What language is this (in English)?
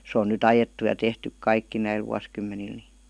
Finnish